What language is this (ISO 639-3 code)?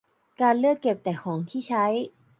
tha